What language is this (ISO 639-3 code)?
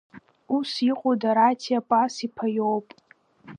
abk